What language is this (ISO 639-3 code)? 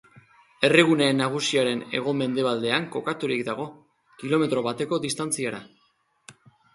eus